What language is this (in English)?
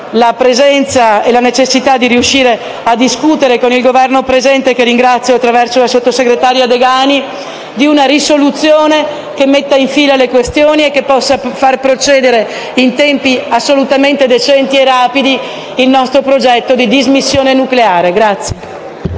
Italian